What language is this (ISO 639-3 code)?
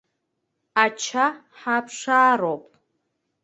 abk